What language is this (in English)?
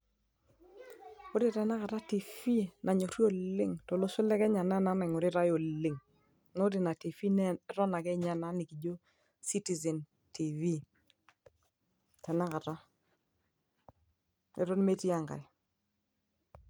Masai